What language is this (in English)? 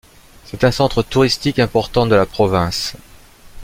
French